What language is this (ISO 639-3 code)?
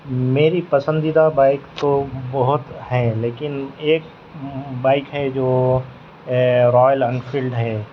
urd